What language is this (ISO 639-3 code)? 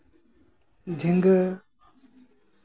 sat